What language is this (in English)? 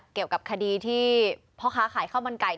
Thai